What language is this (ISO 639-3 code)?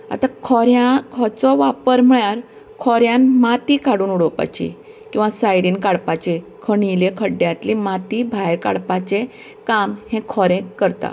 kok